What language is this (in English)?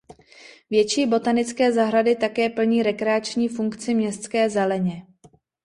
Czech